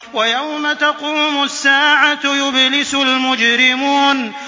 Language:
Arabic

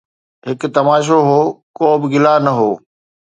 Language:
Sindhi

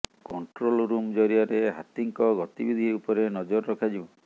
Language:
Odia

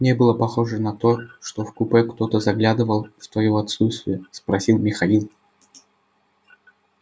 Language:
Russian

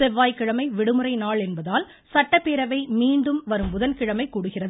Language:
Tamil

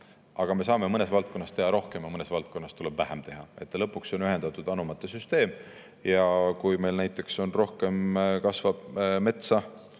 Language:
Estonian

